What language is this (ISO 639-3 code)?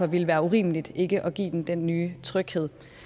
dan